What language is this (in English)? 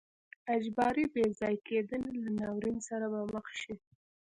Pashto